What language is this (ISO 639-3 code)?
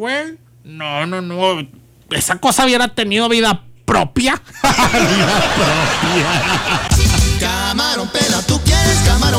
spa